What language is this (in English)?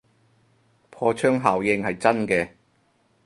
Cantonese